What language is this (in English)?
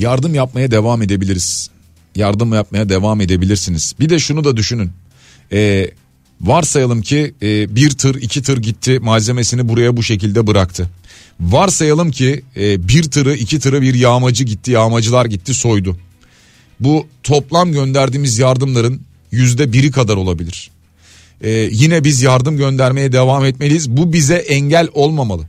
Turkish